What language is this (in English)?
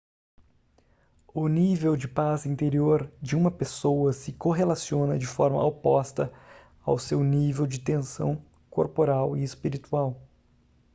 Portuguese